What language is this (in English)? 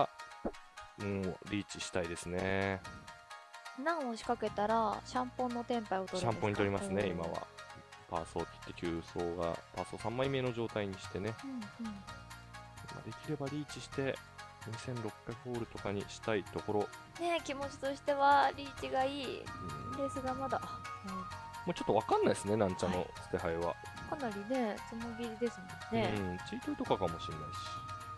Japanese